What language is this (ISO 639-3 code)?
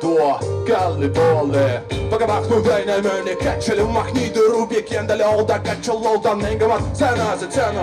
nld